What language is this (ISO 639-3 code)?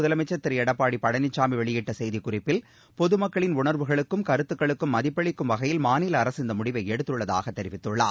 tam